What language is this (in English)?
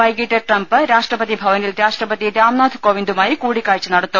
Malayalam